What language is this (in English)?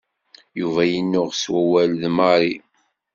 Kabyle